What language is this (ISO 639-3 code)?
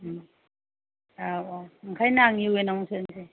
brx